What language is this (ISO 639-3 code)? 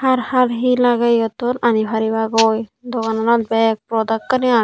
ccp